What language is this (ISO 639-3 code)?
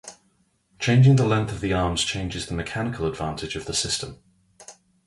eng